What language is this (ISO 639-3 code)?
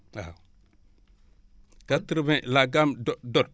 wol